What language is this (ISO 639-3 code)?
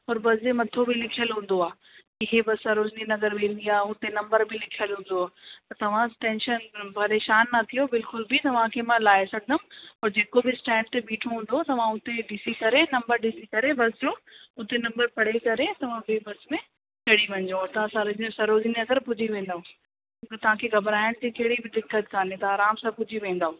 snd